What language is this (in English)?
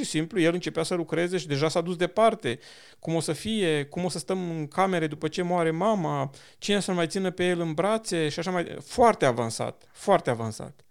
Romanian